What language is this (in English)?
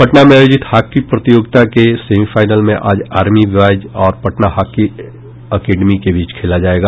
Hindi